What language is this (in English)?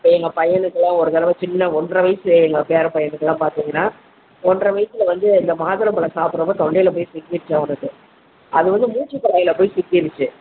Tamil